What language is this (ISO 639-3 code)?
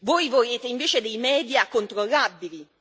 ita